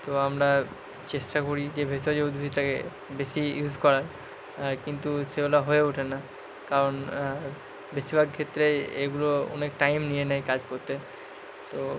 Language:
Bangla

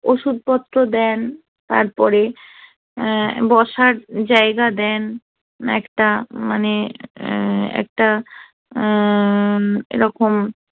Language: Bangla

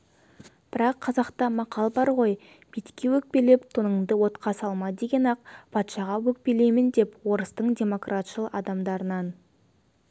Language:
Kazakh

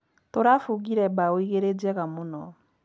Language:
Kikuyu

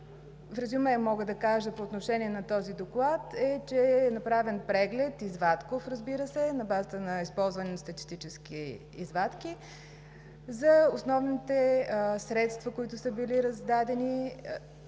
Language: Bulgarian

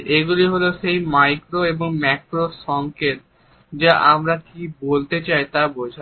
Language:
Bangla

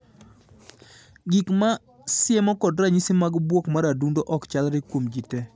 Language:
Luo (Kenya and Tanzania)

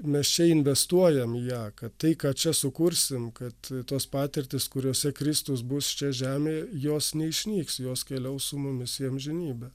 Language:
Lithuanian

